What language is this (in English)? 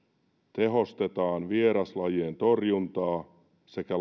Finnish